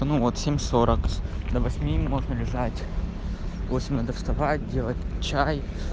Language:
Russian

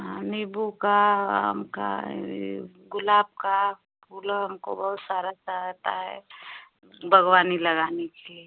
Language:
Hindi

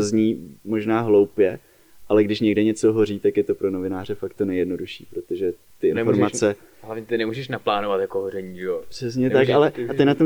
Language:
Czech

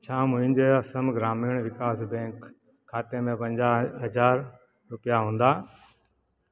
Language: Sindhi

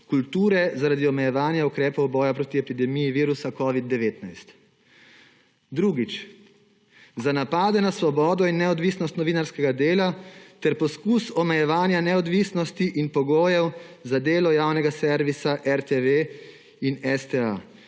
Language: Slovenian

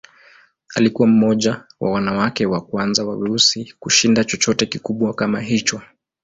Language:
Swahili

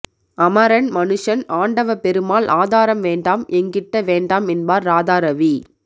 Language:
Tamil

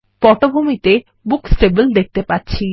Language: Bangla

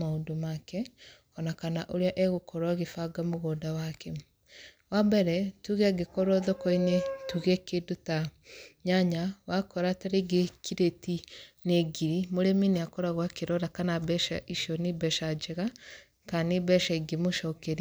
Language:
Kikuyu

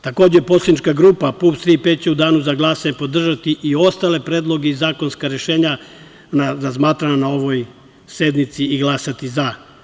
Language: Serbian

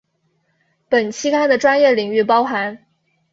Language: Chinese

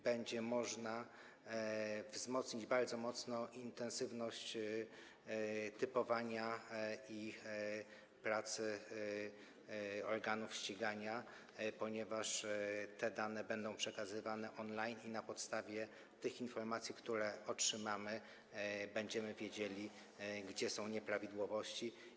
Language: Polish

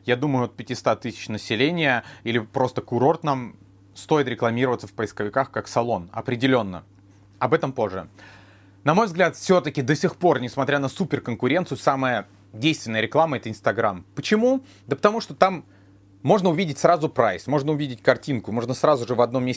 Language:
Russian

